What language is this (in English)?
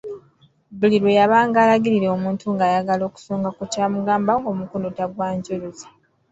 Ganda